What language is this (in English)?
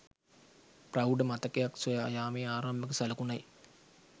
Sinhala